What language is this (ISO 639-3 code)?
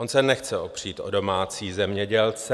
ces